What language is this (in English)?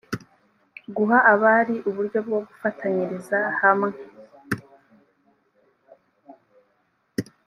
Kinyarwanda